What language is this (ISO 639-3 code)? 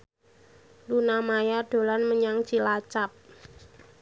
jav